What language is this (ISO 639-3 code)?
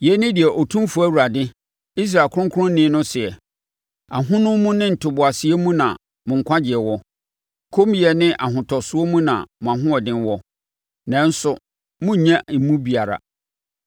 aka